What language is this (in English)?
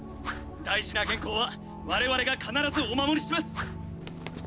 Japanese